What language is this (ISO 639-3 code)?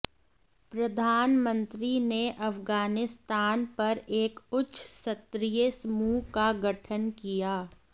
hin